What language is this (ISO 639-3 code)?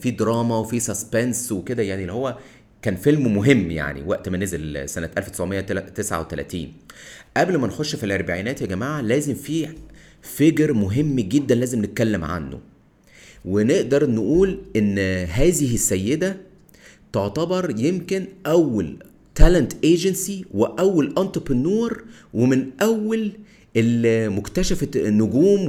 ara